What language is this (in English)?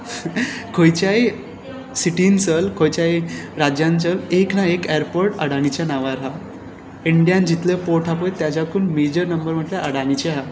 Konkani